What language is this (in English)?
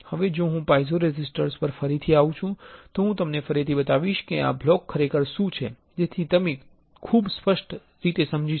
Gujarati